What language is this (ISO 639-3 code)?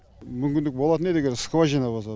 kaz